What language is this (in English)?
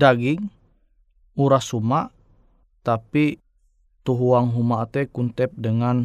Indonesian